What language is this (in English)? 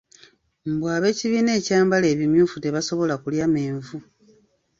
Ganda